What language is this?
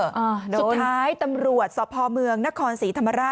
Thai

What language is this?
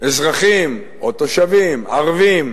Hebrew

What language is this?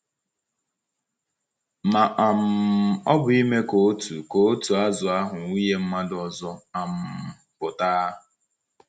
Igbo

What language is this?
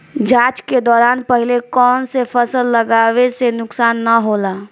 Bhojpuri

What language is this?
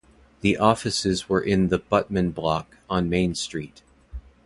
English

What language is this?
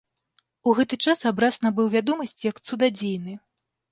Belarusian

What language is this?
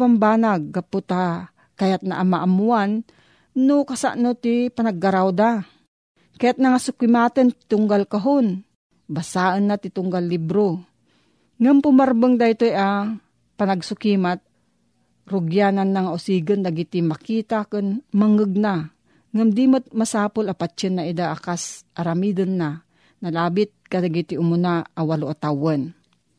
Filipino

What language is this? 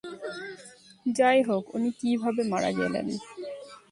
Bangla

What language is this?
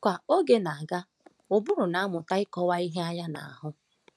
Igbo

